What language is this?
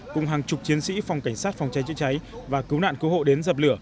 Vietnamese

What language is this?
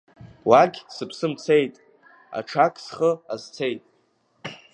Abkhazian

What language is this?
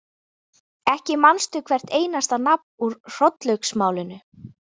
Icelandic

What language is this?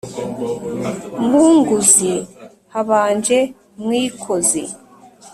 Kinyarwanda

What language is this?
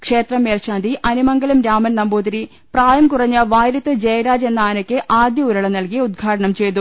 Malayalam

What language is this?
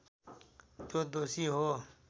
Nepali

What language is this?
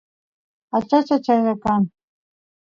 Santiago del Estero Quichua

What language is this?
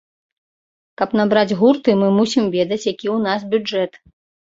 Belarusian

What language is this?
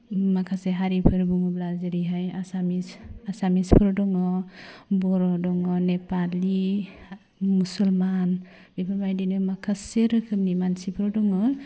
Bodo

